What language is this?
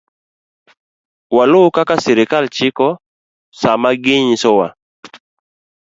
Luo (Kenya and Tanzania)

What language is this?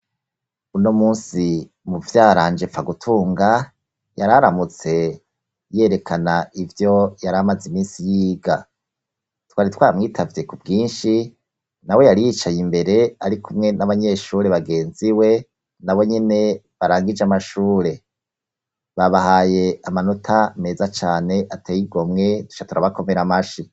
Rundi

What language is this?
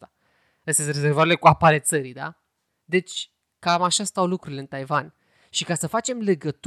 Romanian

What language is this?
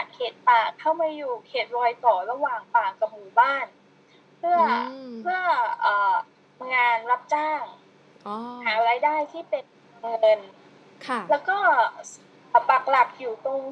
Thai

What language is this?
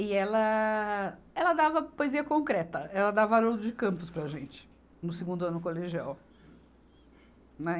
Portuguese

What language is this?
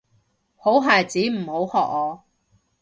Cantonese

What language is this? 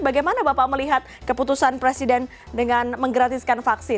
Indonesian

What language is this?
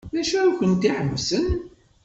Kabyle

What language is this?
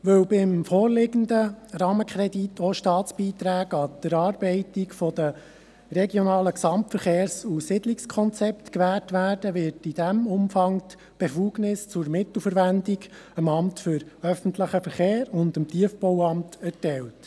Swiss German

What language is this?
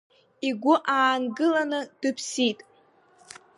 Abkhazian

